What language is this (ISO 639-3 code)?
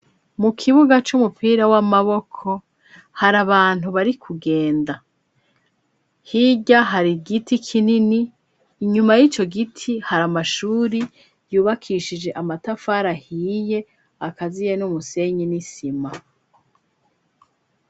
run